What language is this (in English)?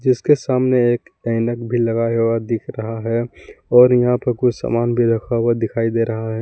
Hindi